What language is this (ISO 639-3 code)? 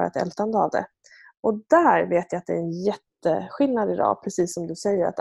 swe